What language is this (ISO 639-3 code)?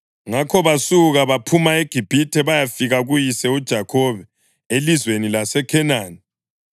nde